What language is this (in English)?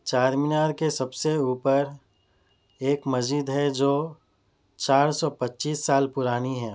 Urdu